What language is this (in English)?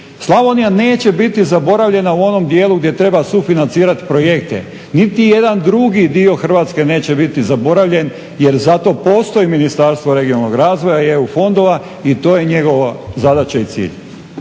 Croatian